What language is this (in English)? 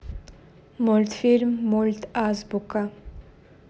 Russian